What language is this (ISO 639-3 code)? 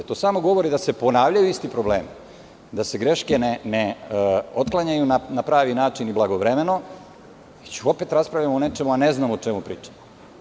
srp